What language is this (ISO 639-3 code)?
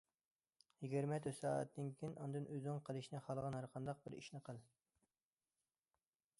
uig